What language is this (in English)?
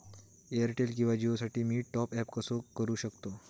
Marathi